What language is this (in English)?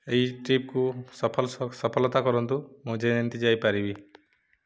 Odia